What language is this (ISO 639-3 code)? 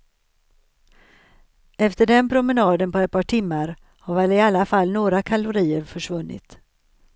swe